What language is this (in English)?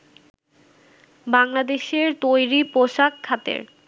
Bangla